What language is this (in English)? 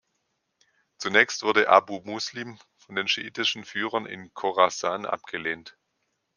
German